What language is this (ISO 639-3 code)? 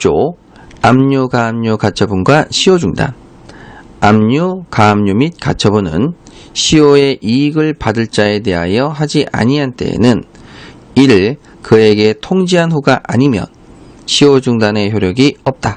kor